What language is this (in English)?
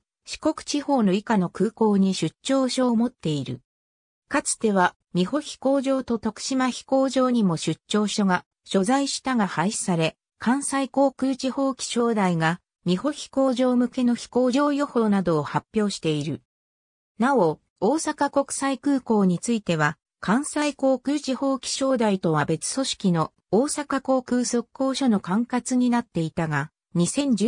Japanese